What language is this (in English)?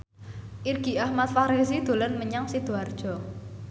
Javanese